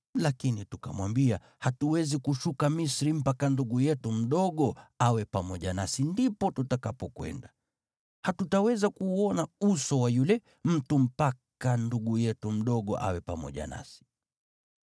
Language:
Swahili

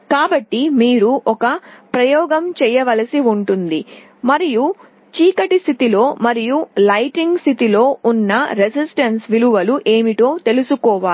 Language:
Telugu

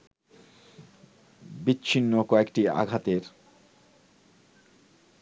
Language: Bangla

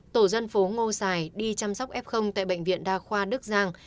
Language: Vietnamese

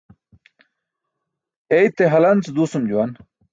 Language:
Burushaski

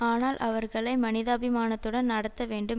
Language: Tamil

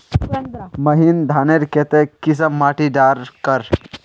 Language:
Magahi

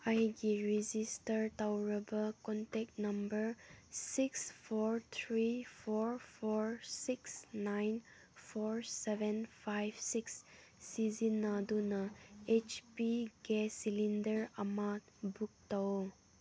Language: Manipuri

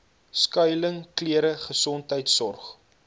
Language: Afrikaans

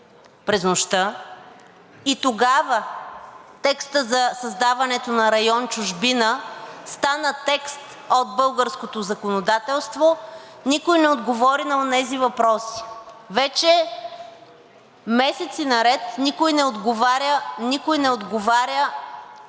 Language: Bulgarian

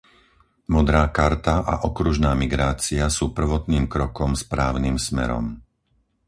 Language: Slovak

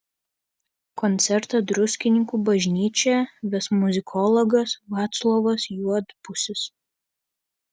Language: Lithuanian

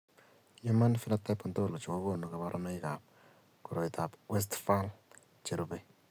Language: Kalenjin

